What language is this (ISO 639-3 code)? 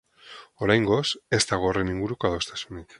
eus